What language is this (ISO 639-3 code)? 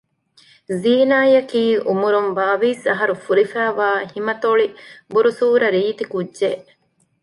div